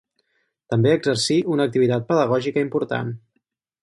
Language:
Catalan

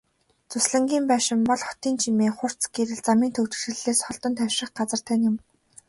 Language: Mongolian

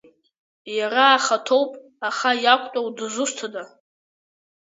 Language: Abkhazian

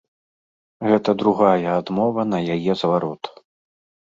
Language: Belarusian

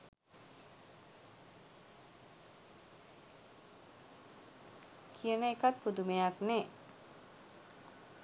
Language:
Sinhala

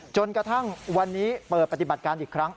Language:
Thai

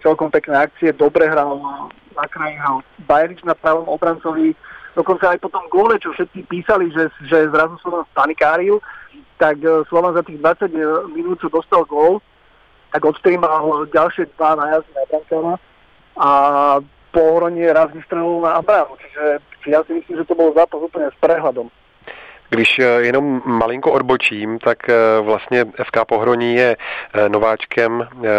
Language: Czech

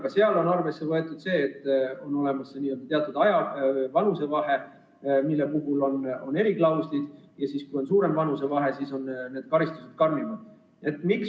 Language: Estonian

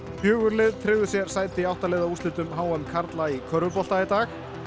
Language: Icelandic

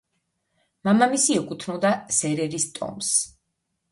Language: Georgian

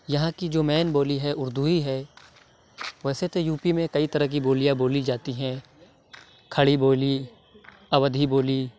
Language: Urdu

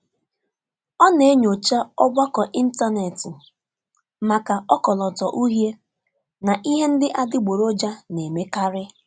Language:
Igbo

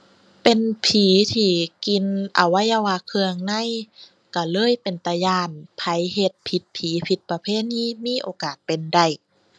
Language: Thai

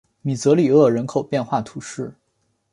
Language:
Chinese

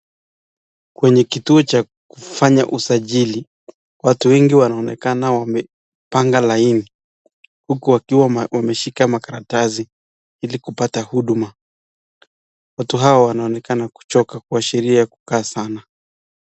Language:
Swahili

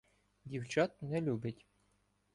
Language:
Ukrainian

